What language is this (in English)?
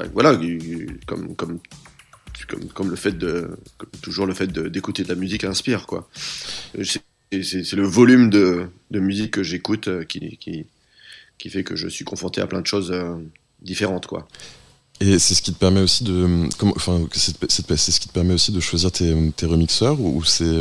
French